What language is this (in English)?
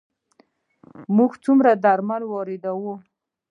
Pashto